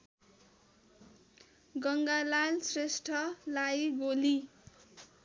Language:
Nepali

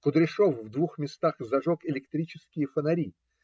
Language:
Russian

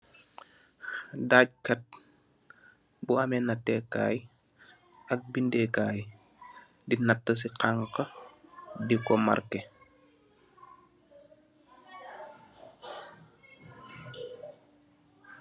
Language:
Wolof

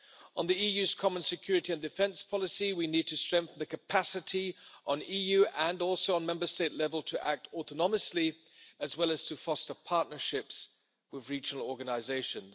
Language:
English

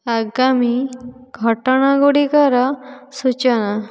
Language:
Odia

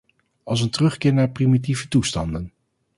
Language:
Dutch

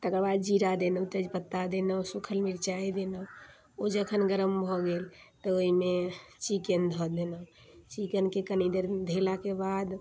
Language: Maithili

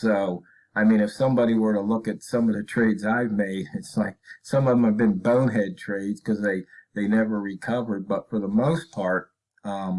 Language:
English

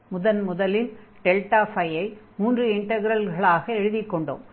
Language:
Tamil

